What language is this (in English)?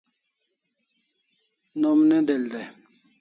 Kalasha